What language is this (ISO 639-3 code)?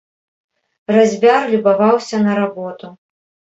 bel